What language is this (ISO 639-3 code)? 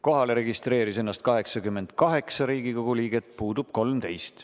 est